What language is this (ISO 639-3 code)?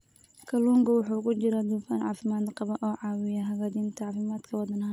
som